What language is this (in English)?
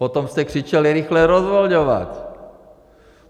Czech